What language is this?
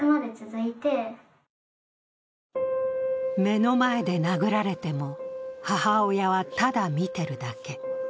Japanese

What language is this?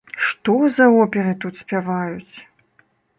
Belarusian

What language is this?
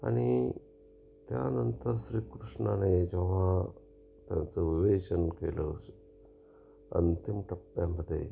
Marathi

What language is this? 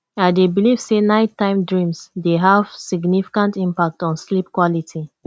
Nigerian Pidgin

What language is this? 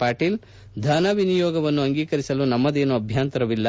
Kannada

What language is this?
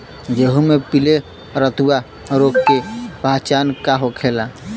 Bhojpuri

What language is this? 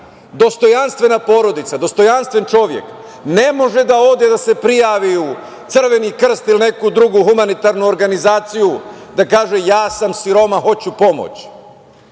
Serbian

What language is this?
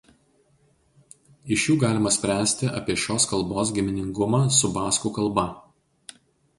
Lithuanian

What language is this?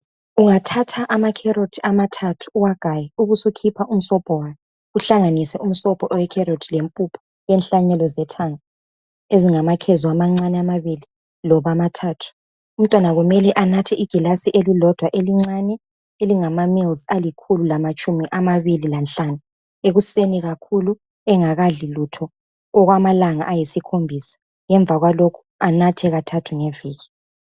North Ndebele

